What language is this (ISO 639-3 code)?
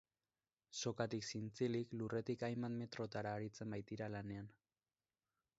eus